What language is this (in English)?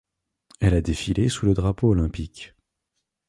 French